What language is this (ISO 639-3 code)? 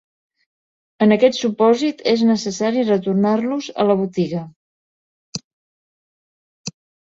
cat